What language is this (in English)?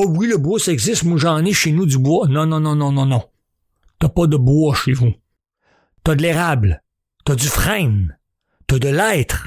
French